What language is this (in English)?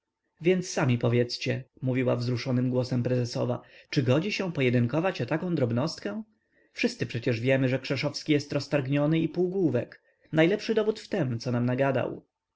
Polish